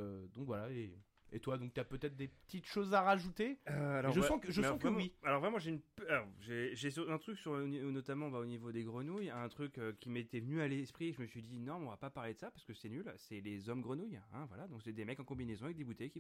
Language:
French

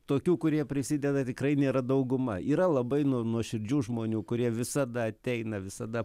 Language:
Lithuanian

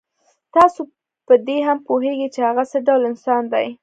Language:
Pashto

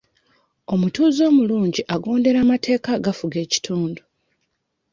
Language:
Ganda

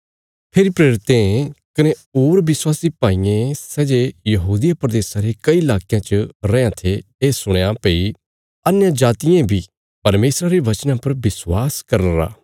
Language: Bilaspuri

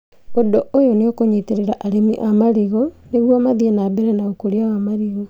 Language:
Kikuyu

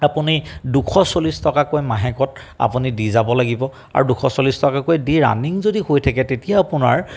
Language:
Assamese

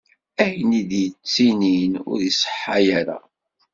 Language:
Kabyle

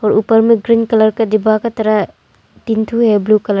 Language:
Hindi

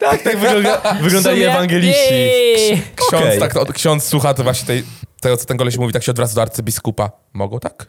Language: Polish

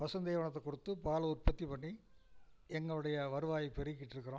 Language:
Tamil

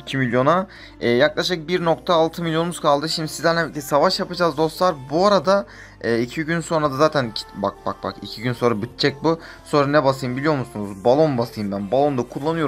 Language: Turkish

